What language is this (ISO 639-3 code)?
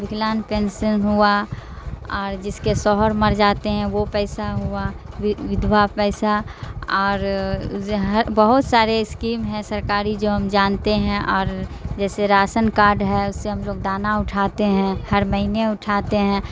urd